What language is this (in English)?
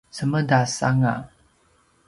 Paiwan